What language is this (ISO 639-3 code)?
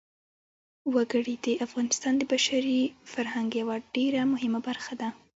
pus